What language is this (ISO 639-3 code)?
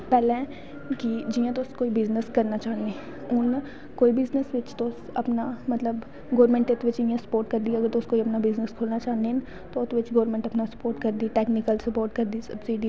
doi